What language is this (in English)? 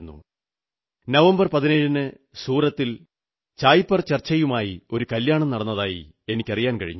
Malayalam